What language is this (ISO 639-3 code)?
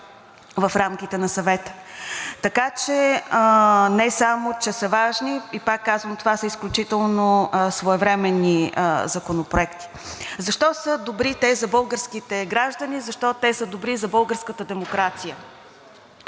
bul